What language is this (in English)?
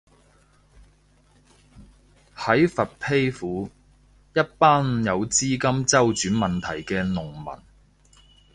Cantonese